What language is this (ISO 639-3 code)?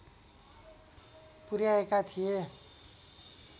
nep